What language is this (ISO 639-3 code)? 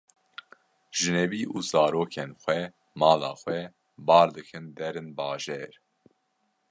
kur